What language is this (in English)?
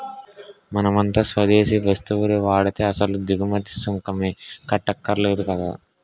Telugu